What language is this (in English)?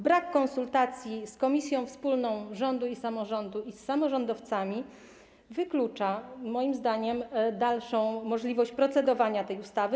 Polish